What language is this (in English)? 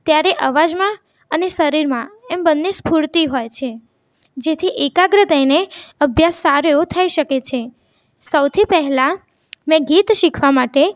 Gujarati